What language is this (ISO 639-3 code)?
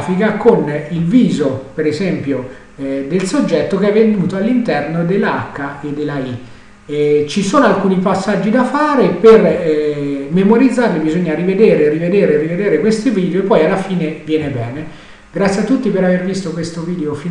ita